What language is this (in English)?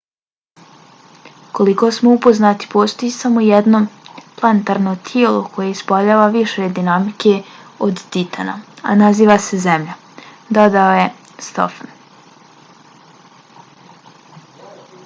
Bosnian